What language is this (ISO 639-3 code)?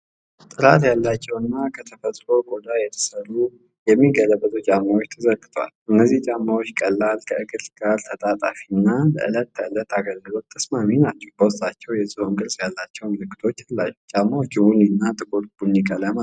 amh